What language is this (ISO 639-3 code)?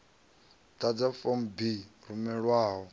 ven